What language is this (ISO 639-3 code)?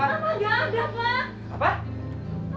ind